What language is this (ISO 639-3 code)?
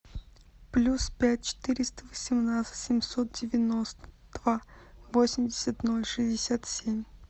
rus